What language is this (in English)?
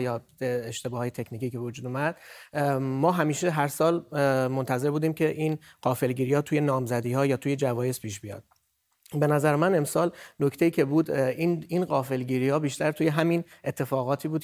Persian